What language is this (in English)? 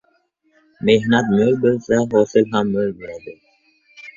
Uzbek